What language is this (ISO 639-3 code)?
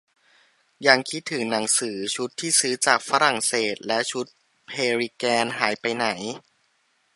tha